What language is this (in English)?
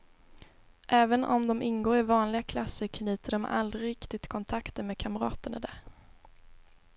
Swedish